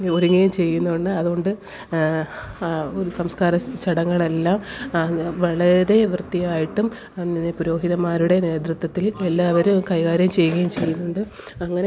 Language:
Malayalam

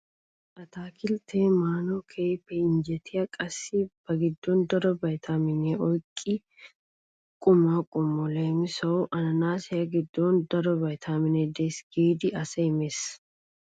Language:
Wolaytta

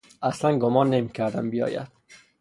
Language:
Persian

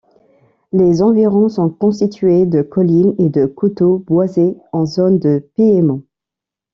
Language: French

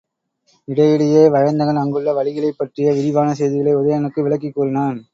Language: Tamil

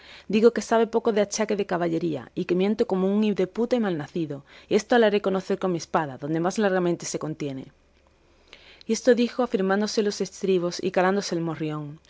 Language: Spanish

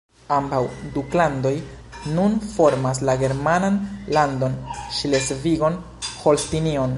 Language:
Esperanto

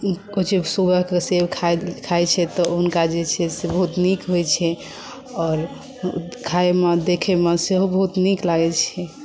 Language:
Maithili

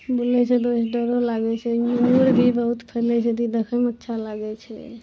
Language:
Maithili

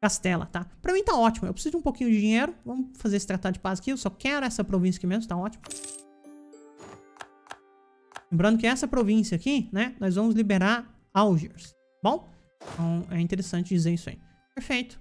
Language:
Portuguese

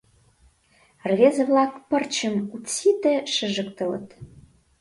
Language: Mari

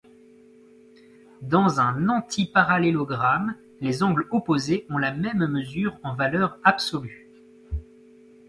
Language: French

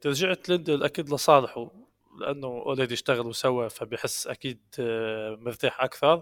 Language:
Arabic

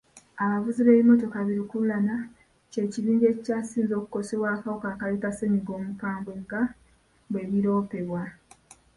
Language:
Ganda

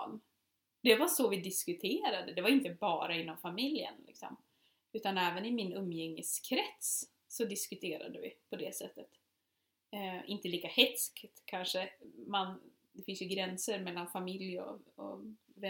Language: Swedish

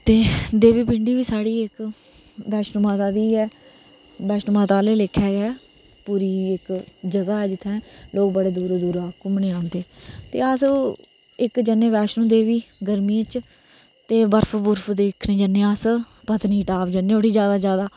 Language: Dogri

